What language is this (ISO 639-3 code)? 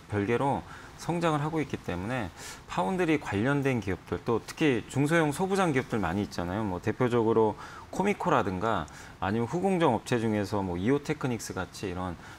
kor